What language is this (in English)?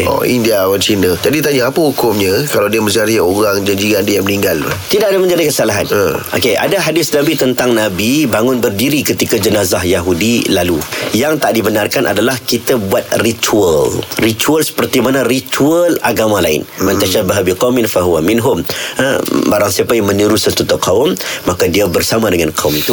Malay